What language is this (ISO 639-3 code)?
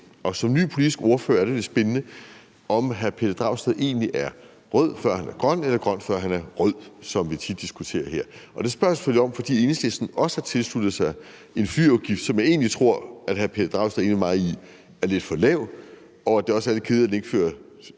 dan